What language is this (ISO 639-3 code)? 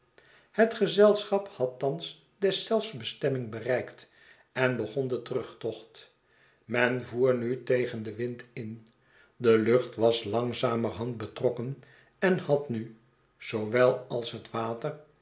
nld